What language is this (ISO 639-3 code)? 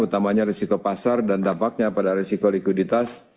ind